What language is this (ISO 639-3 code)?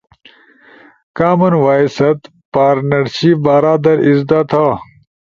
ush